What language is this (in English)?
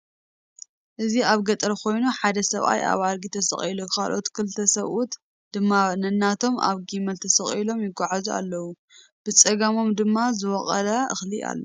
Tigrinya